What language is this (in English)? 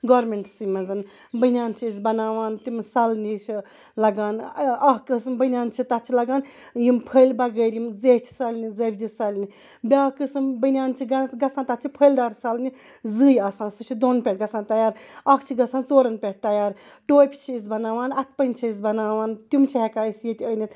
Kashmiri